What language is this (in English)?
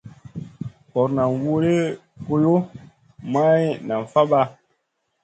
Masana